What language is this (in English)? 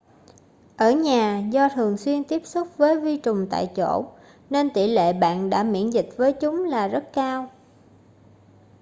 Vietnamese